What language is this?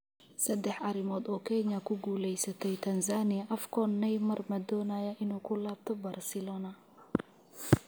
Somali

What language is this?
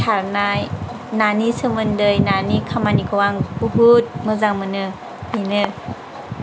Bodo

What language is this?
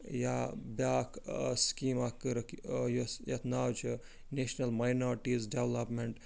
Kashmiri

